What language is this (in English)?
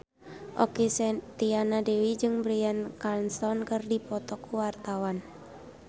Sundanese